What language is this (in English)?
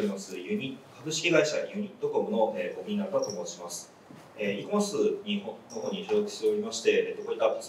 Japanese